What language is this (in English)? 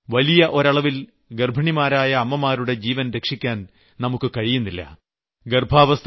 Malayalam